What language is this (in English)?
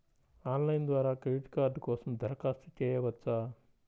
Telugu